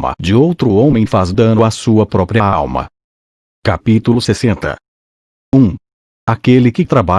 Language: Portuguese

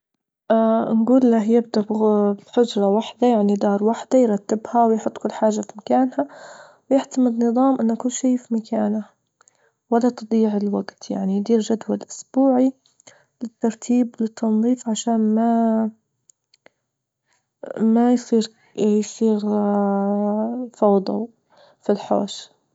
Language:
Libyan Arabic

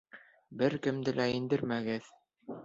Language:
Bashkir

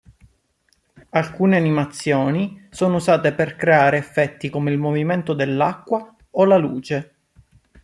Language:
Italian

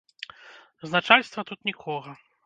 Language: Belarusian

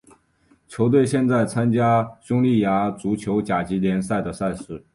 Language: Chinese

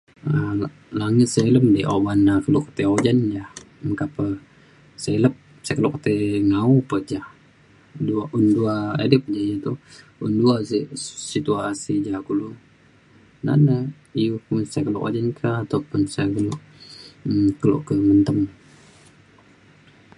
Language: Mainstream Kenyah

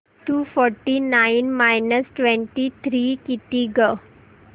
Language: Marathi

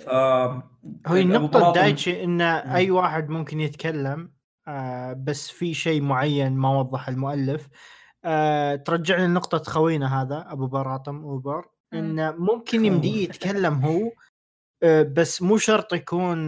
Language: Arabic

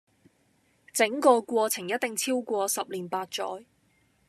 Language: Cantonese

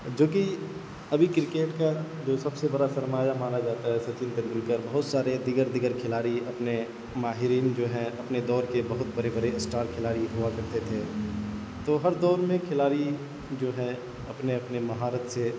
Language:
Urdu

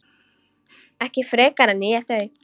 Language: Icelandic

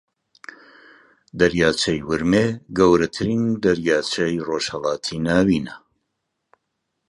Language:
Central Kurdish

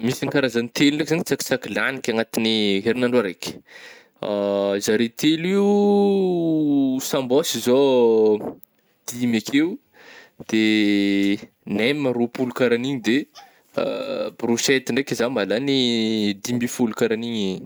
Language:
Northern Betsimisaraka Malagasy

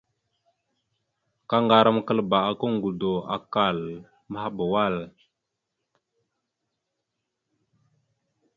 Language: Mada (Cameroon)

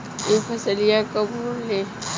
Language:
Bhojpuri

